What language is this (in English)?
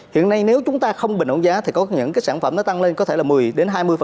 Vietnamese